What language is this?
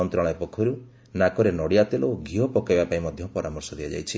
Odia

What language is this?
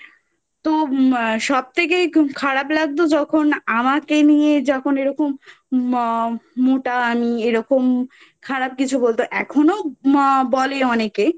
Bangla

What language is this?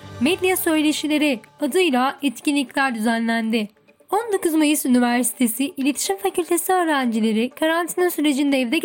Turkish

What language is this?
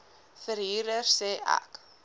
Afrikaans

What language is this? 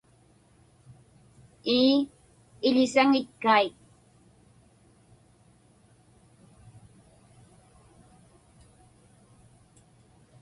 Inupiaq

